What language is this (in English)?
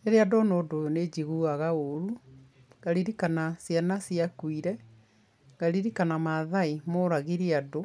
Kikuyu